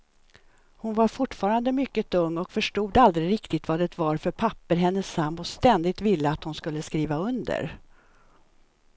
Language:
Swedish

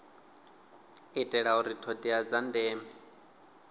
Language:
Venda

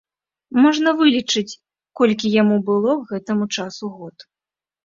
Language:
Belarusian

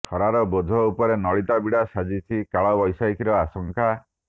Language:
Odia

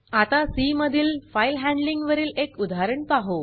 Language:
Marathi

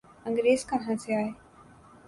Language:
Urdu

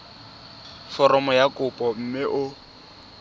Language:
Tswana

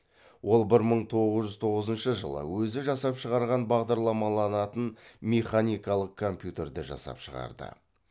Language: Kazakh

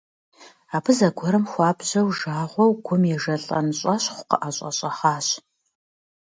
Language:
Kabardian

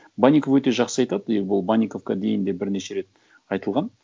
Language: Kazakh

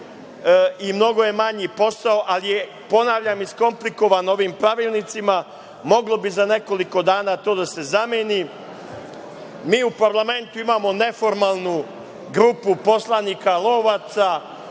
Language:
Serbian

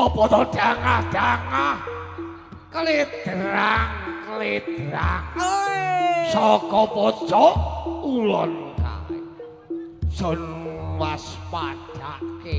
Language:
Thai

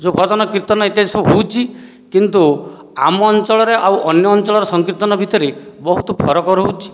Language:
Odia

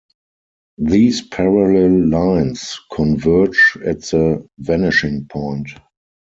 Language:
English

